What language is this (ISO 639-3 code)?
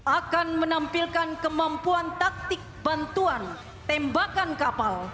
ind